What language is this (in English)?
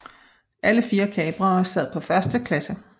Danish